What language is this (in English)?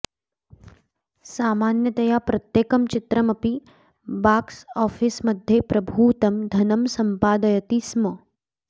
Sanskrit